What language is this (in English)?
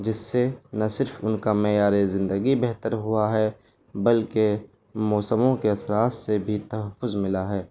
Urdu